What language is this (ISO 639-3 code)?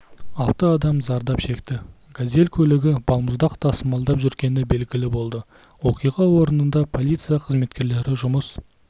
kaz